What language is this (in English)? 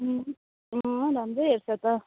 Nepali